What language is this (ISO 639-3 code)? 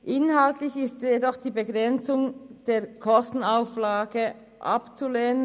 gsw